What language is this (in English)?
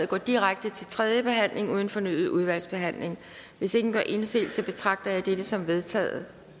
Danish